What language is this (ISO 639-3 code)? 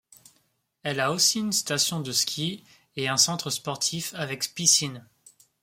fra